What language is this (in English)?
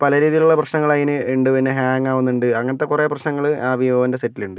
Malayalam